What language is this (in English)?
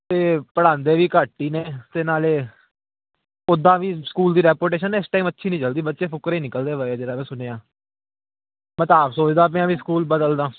Punjabi